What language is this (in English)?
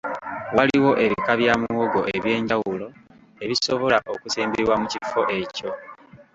Ganda